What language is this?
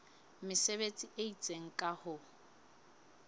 Southern Sotho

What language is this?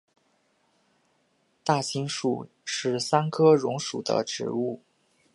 Chinese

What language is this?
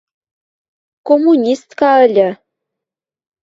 Western Mari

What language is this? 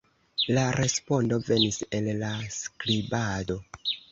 Esperanto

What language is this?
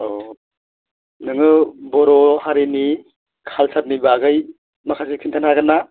Bodo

